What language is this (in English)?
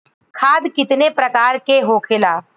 Bhojpuri